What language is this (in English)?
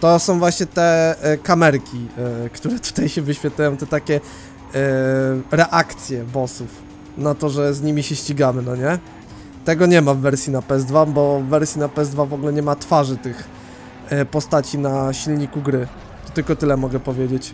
Polish